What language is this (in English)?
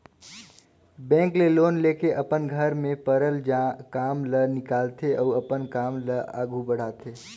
Chhattisgarhi